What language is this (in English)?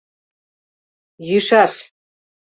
Mari